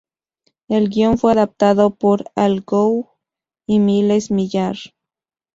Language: Spanish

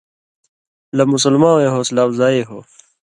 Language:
Indus Kohistani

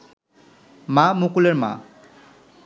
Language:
Bangla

